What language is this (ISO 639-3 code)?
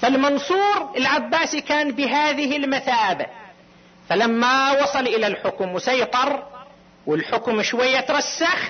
ara